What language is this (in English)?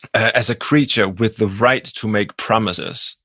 English